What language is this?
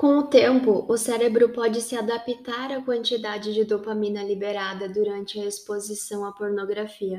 Portuguese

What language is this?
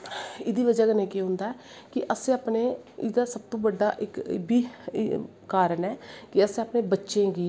Dogri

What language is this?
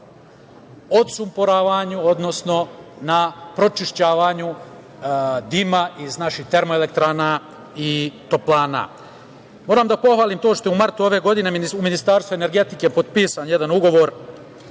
Serbian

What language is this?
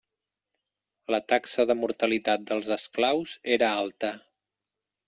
Catalan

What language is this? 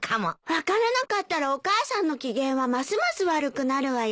Japanese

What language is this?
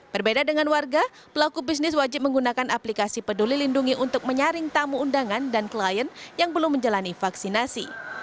Indonesian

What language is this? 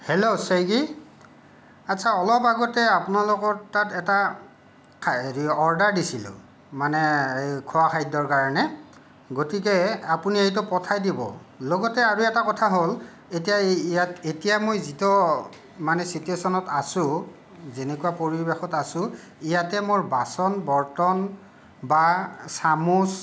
Assamese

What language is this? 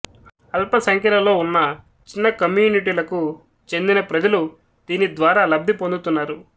Telugu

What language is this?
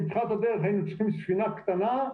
Hebrew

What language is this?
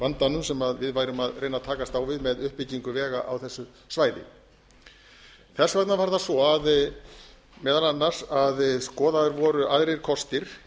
Icelandic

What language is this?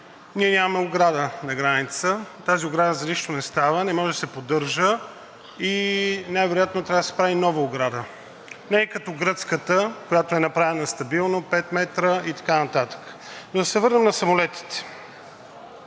Bulgarian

